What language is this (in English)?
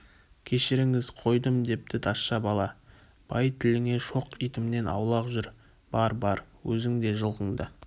Kazakh